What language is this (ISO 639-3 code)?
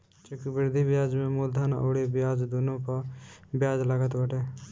bho